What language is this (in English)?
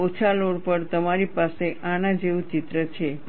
Gujarati